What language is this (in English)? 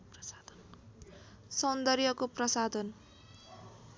Nepali